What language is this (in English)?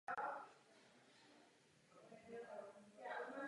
Czech